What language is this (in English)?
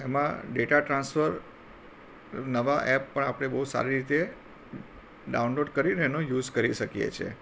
Gujarati